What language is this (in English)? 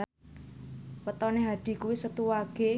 Javanese